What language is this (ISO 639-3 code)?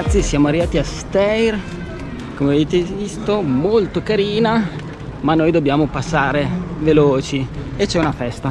ita